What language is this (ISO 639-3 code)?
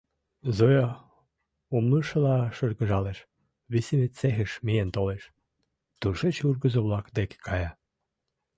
chm